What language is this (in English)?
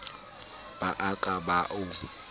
Southern Sotho